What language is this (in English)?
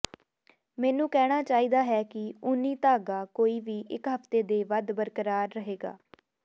Punjabi